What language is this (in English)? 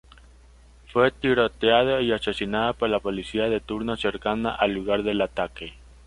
Spanish